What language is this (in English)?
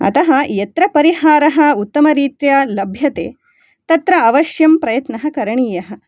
Sanskrit